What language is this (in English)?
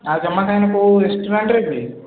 Odia